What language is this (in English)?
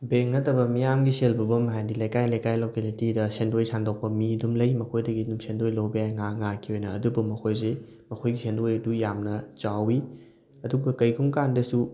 Manipuri